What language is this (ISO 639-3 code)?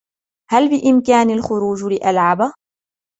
ara